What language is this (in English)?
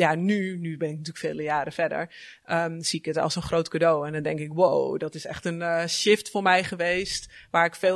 Dutch